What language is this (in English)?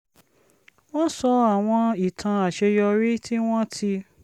Yoruba